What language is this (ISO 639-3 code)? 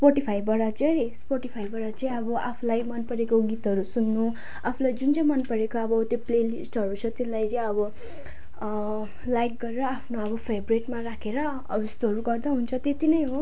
nep